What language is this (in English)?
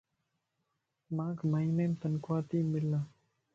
Lasi